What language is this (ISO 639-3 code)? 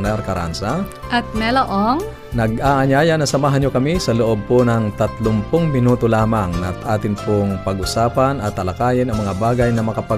fil